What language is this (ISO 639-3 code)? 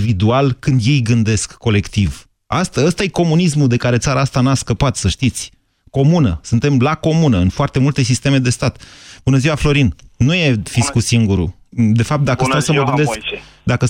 ron